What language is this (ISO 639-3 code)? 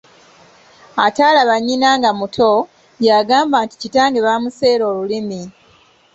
lug